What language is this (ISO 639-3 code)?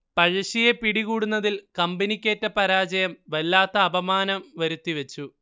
mal